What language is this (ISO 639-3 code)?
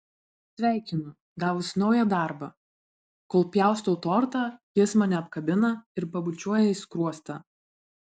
lit